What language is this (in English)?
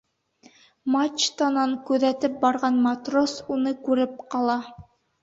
Bashkir